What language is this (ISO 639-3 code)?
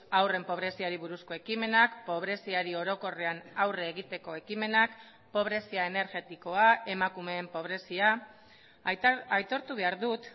eus